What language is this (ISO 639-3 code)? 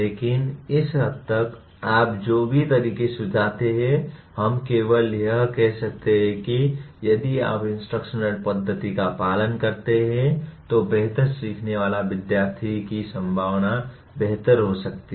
hin